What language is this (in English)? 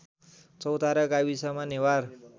Nepali